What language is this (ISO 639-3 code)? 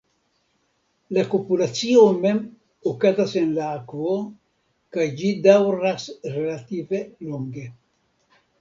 epo